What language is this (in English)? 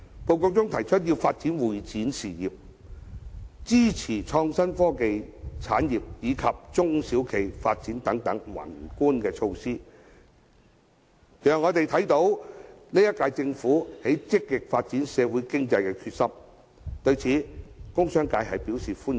Cantonese